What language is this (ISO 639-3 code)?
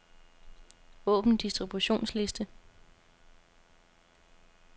dan